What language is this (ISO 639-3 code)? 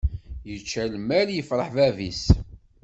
kab